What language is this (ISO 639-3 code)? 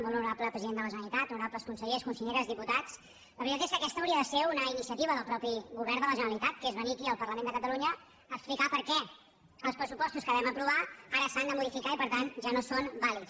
cat